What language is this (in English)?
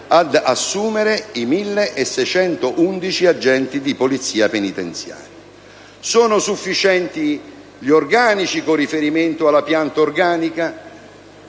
Italian